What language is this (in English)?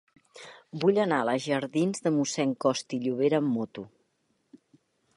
Catalan